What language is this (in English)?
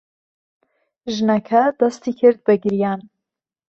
Central Kurdish